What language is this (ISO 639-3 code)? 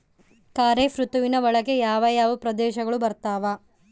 kan